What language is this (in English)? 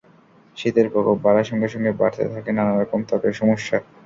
Bangla